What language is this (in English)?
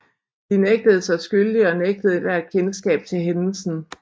Danish